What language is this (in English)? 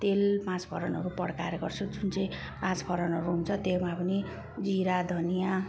Nepali